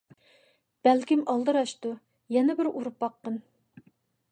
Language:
Uyghur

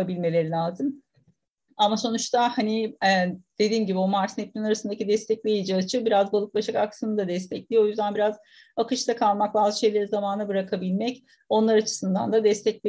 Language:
Turkish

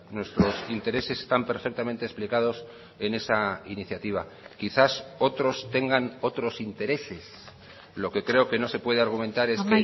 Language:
Spanish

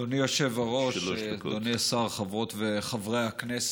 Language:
Hebrew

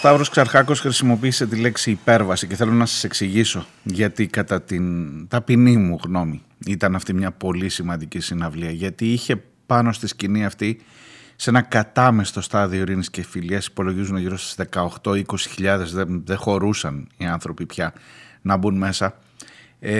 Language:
Greek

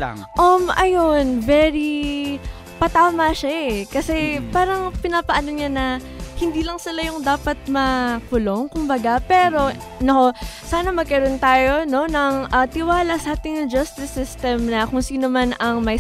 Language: Filipino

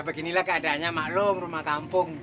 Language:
Indonesian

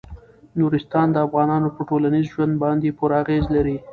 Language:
Pashto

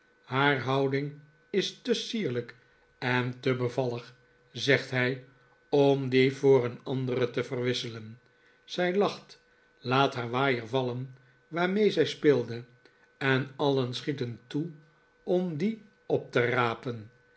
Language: Dutch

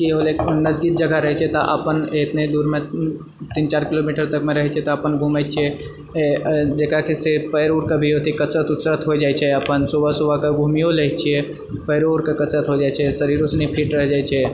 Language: Maithili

